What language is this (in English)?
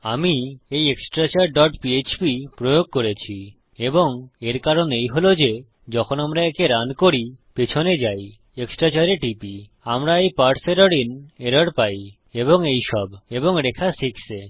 Bangla